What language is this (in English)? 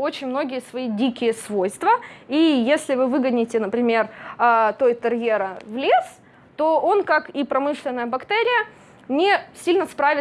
Russian